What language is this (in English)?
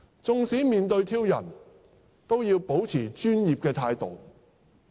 Cantonese